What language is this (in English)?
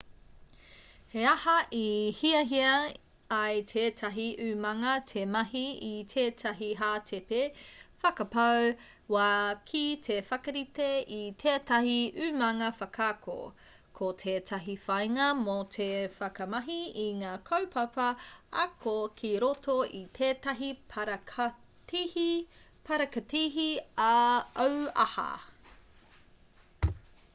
Māori